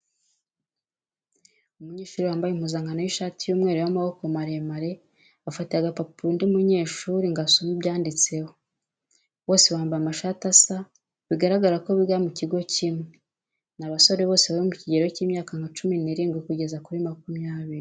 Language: Kinyarwanda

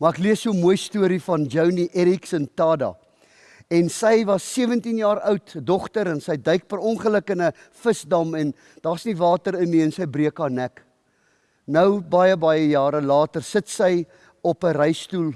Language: Dutch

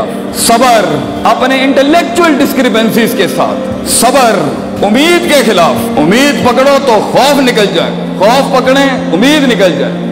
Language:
Urdu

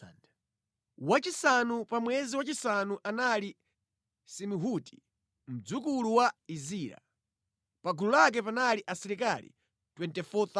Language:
Nyanja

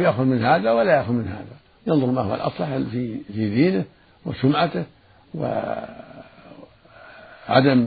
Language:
Arabic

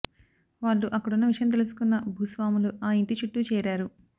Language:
Telugu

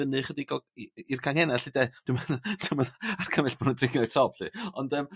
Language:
Welsh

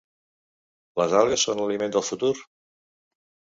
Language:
Catalan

